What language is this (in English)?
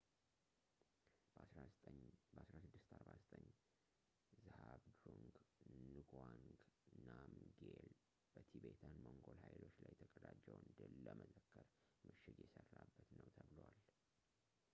Amharic